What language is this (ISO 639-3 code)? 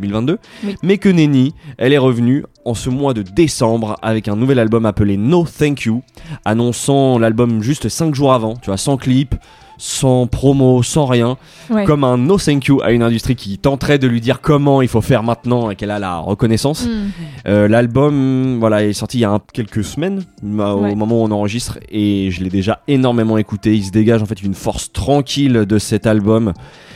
fra